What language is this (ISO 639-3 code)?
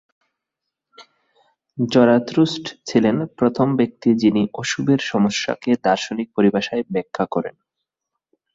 ben